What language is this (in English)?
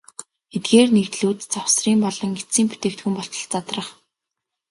Mongolian